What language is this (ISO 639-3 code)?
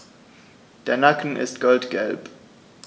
deu